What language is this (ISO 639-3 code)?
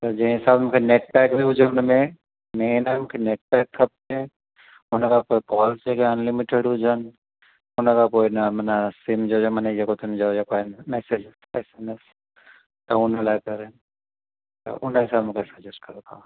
snd